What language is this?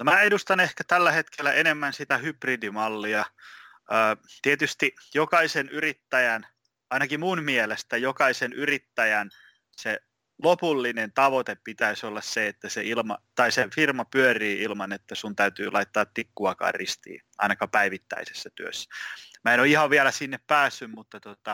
Finnish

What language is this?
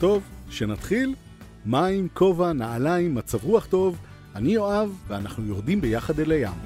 Hebrew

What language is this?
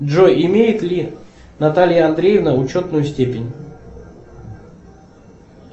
Russian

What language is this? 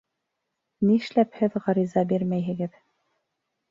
Bashkir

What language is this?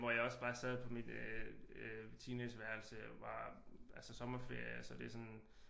Danish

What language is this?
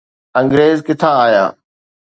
Sindhi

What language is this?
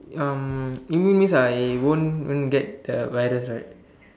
English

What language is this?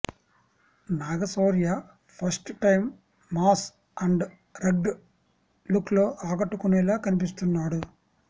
Telugu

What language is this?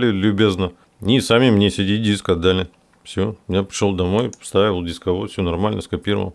Russian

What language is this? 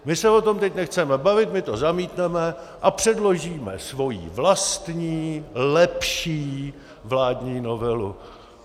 Czech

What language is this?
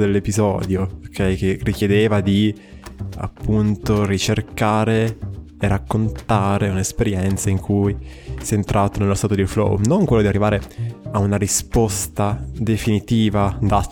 Italian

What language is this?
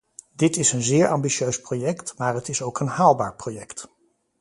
Dutch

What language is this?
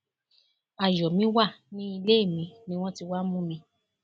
Yoruba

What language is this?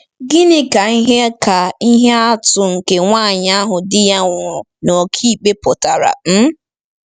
Igbo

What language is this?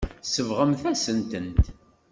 Kabyle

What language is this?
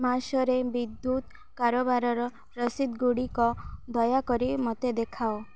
Odia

